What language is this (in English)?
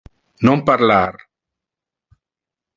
Interlingua